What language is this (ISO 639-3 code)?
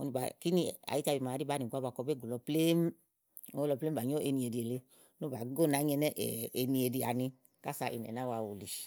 ahl